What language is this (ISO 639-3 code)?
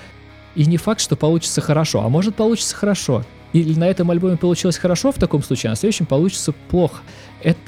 rus